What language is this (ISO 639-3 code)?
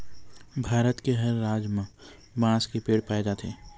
hne